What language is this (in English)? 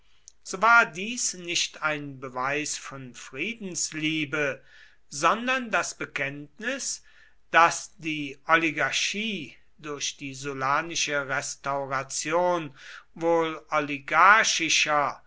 German